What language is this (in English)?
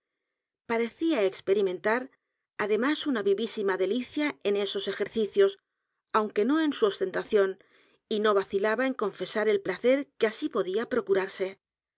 Spanish